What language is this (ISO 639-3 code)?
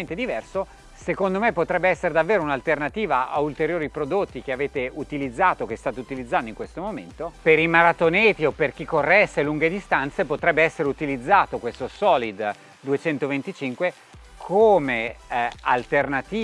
ita